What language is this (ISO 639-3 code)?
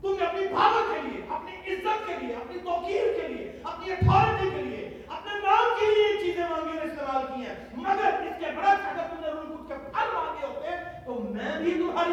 urd